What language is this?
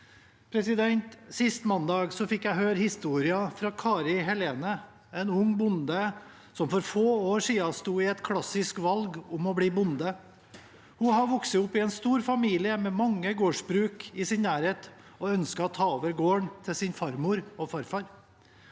Norwegian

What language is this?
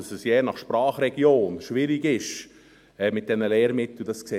Swiss German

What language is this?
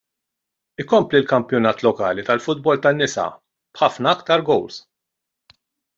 Maltese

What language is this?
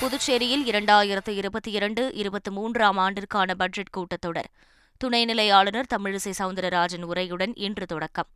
Tamil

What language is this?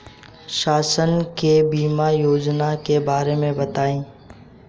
Bhojpuri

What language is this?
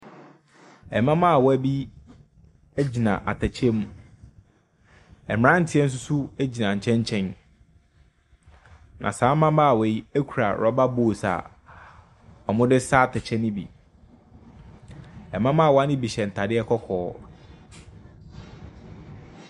Akan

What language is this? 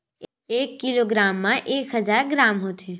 Chhattisgarhi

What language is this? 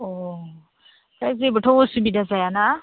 Bodo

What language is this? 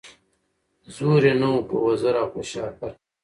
Pashto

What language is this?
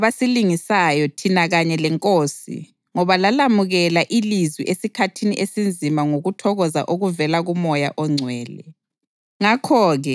North Ndebele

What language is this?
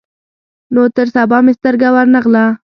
Pashto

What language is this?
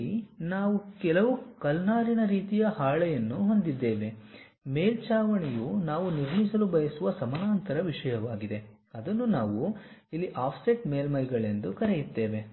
Kannada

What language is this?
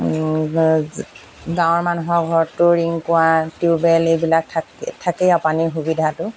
Assamese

